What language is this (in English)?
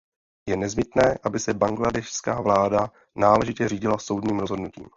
Czech